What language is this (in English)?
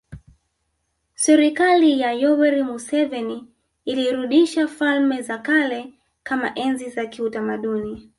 Swahili